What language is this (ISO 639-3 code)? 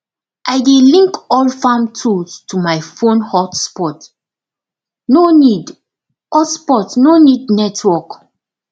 pcm